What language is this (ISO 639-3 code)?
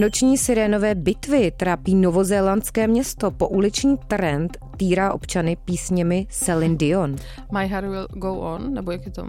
ces